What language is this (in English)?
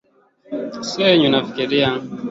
Swahili